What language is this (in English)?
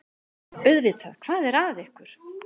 Icelandic